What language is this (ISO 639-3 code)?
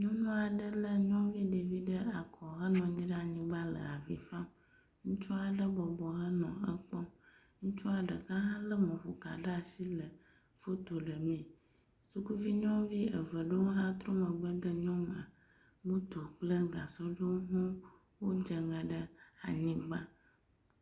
ewe